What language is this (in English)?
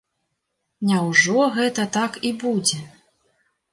Belarusian